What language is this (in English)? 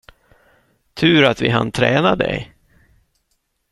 Swedish